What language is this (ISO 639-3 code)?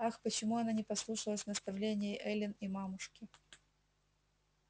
rus